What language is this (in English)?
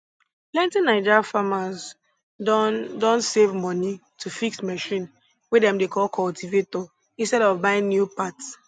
Nigerian Pidgin